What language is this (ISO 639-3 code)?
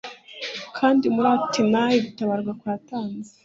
kin